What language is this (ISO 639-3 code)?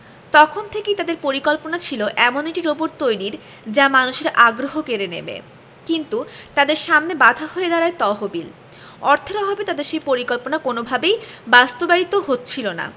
ben